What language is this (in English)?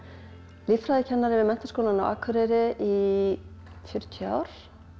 Icelandic